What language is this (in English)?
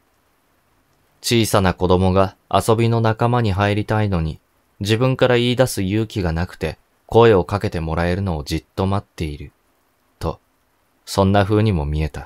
Japanese